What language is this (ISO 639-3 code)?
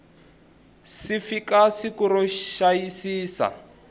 tso